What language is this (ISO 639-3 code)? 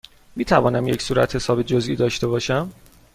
fas